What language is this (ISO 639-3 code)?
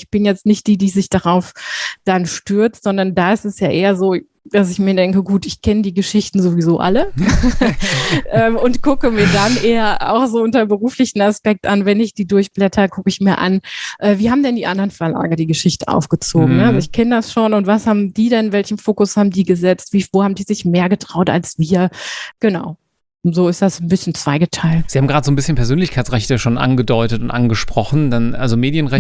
deu